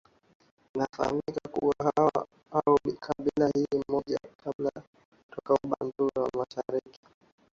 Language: Swahili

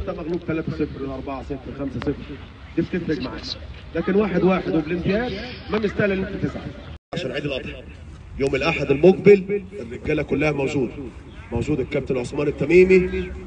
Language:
Arabic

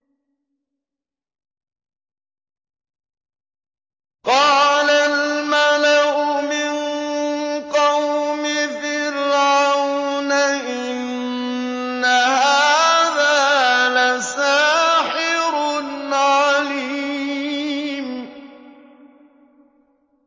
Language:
Arabic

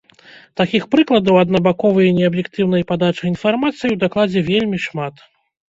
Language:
Belarusian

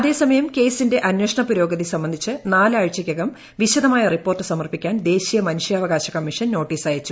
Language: Malayalam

